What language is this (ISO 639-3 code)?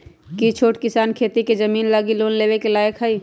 mag